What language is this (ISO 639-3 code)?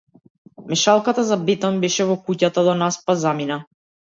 mkd